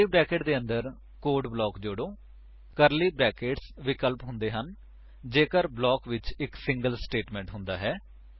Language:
Punjabi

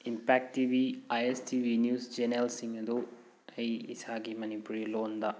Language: Manipuri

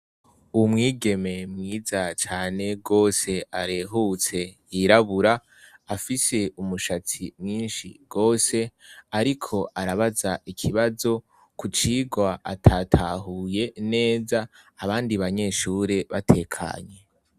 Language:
Rundi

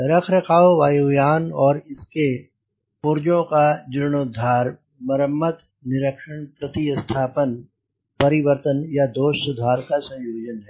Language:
Hindi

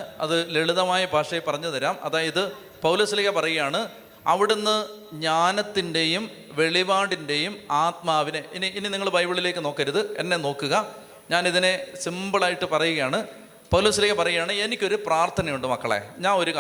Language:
Malayalam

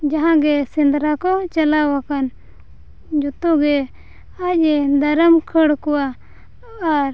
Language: Santali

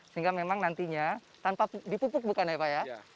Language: Indonesian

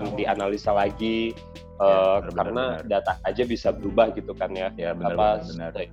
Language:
Indonesian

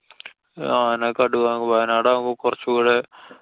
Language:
Malayalam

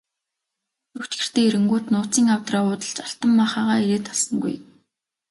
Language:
Mongolian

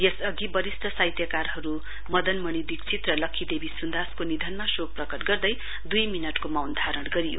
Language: Nepali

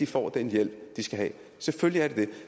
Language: Danish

